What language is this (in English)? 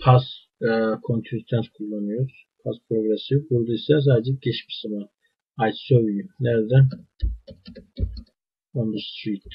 Turkish